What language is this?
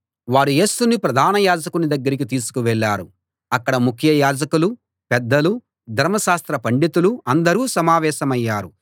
Telugu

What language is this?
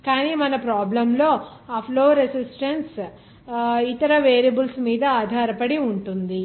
Telugu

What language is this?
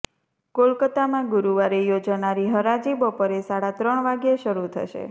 Gujarati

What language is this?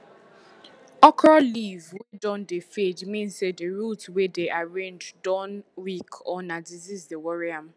Nigerian Pidgin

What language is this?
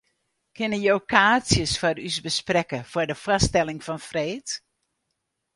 Western Frisian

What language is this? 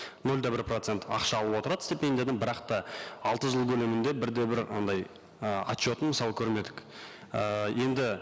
Kazakh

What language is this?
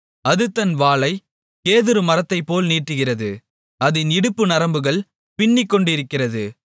Tamil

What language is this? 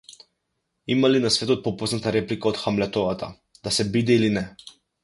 Macedonian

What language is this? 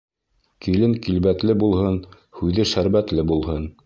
Bashkir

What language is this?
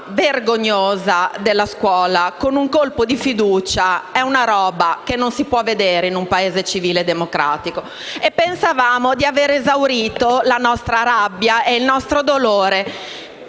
Italian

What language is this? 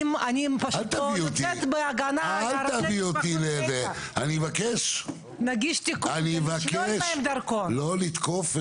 Hebrew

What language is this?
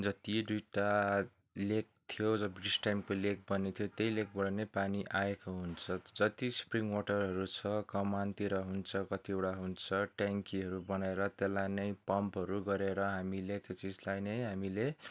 Nepali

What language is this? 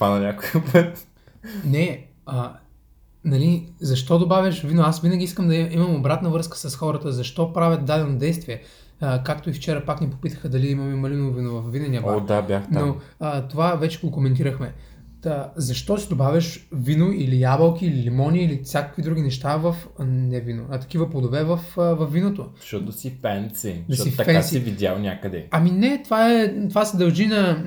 Bulgarian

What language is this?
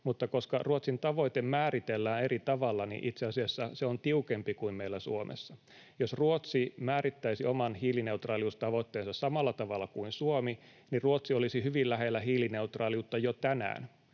Finnish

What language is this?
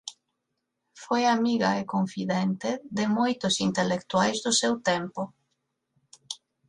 Galician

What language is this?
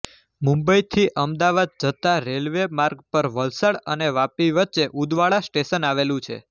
Gujarati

